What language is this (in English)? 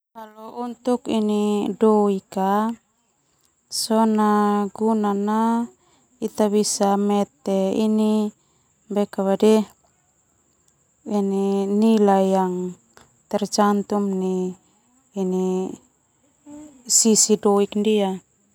Termanu